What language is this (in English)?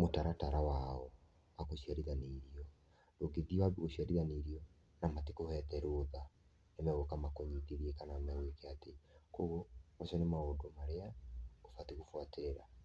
Kikuyu